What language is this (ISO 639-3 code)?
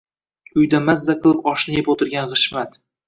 uzb